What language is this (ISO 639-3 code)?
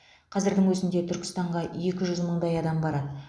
kaz